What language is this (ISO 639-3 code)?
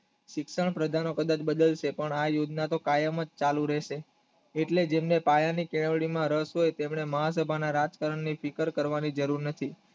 guj